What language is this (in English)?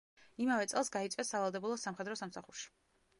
Georgian